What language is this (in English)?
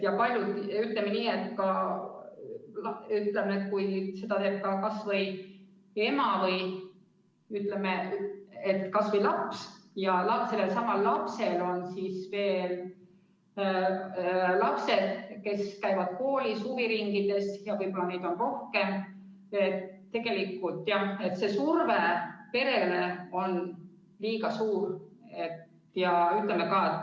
Estonian